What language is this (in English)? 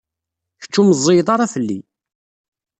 Kabyle